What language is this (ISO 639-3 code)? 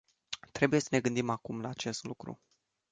ron